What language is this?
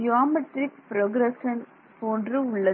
Tamil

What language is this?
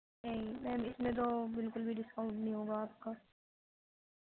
Urdu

